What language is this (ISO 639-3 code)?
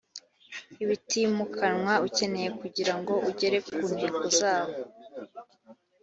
kin